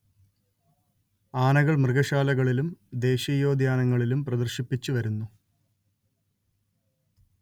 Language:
Malayalam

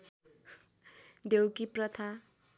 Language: Nepali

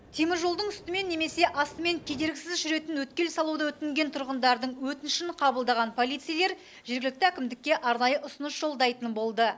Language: Kazakh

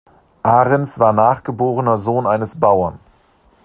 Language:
German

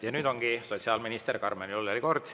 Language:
Estonian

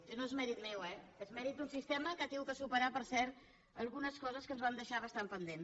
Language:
Catalan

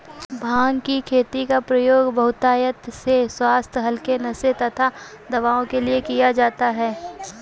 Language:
Hindi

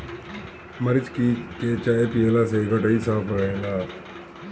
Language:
Bhojpuri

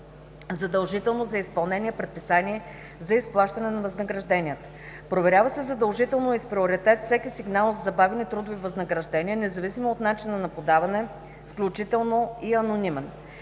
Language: Bulgarian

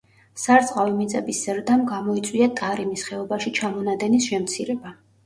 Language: Georgian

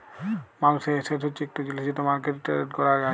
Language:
Bangla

